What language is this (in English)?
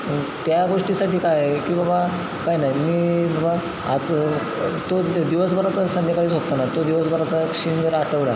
Marathi